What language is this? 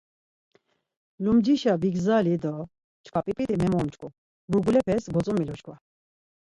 Laz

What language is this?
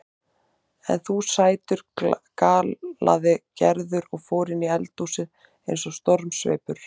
Icelandic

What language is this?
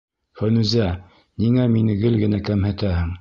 Bashkir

